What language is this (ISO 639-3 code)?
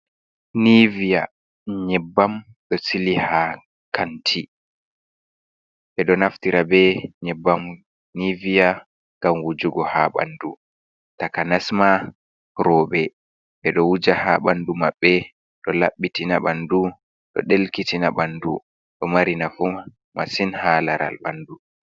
ful